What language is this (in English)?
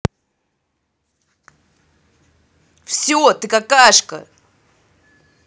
Russian